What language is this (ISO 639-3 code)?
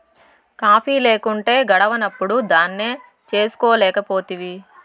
tel